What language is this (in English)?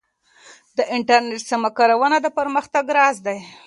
Pashto